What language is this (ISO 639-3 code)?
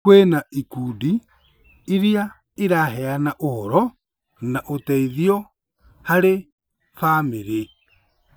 kik